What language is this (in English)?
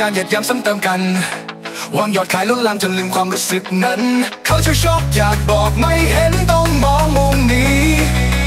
Thai